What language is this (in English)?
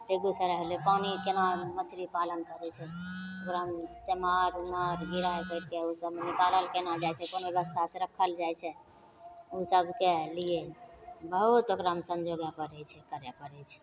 Maithili